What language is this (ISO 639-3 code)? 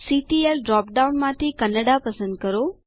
guj